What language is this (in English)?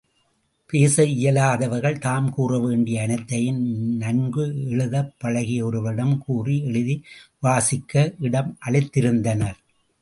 Tamil